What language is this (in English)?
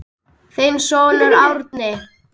Icelandic